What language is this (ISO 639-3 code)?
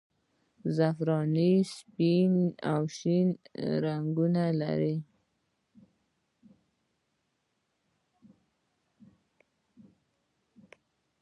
pus